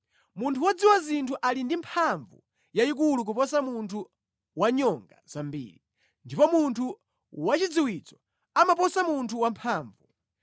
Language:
Nyanja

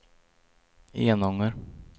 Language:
Swedish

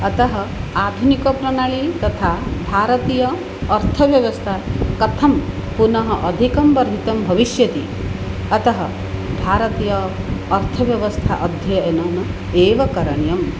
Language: Sanskrit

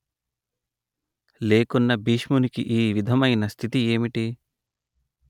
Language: Telugu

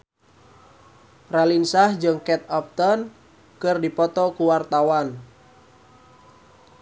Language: Sundanese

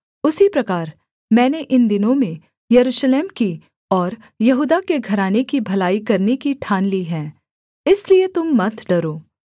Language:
Hindi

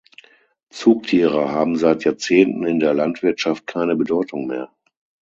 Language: German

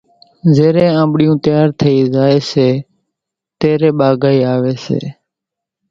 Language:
Kachi Koli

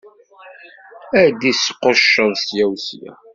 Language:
Kabyle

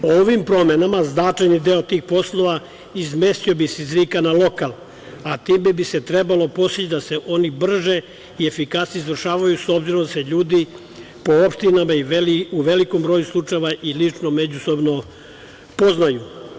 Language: Serbian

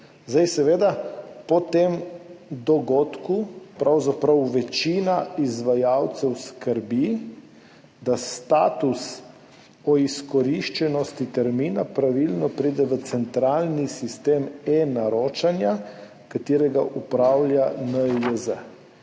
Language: Slovenian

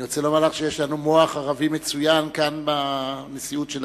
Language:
Hebrew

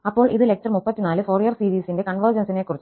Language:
Malayalam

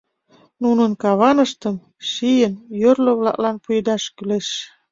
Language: Mari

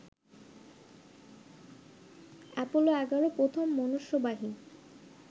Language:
Bangla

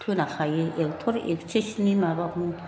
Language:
Bodo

